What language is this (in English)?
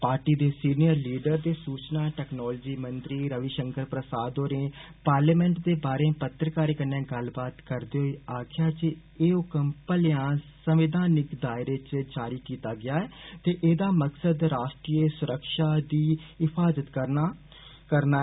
Dogri